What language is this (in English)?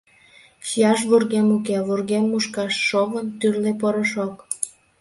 Mari